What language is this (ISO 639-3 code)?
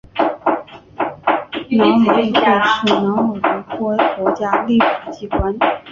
zho